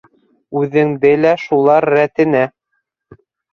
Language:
Bashkir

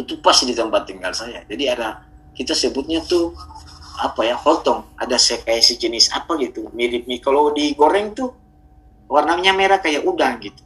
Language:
Indonesian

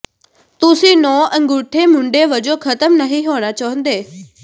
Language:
Punjabi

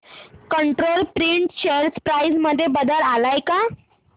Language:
Marathi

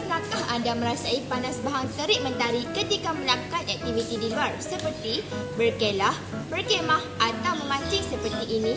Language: Malay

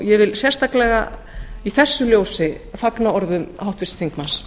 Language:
Icelandic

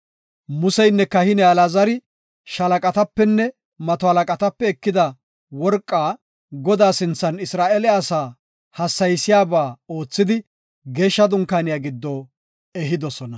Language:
Gofa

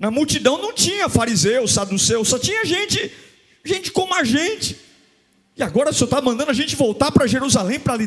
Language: Portuguese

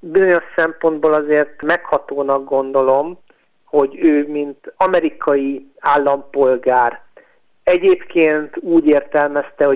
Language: Hungarian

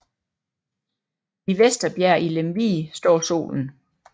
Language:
Danish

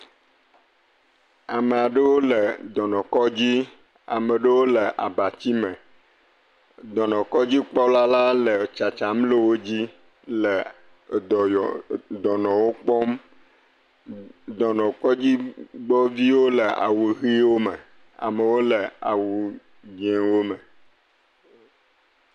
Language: Ewe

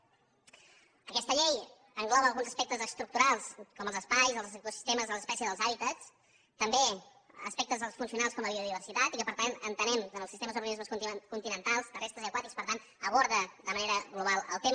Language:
Catalan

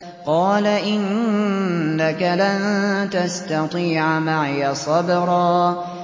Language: Arabic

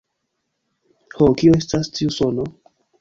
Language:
Esperanto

